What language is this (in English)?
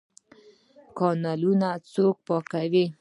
Pashto